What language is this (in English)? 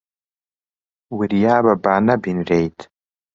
Central Kurdish